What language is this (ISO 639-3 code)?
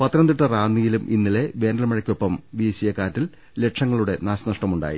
mal